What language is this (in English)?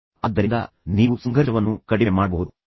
Kannada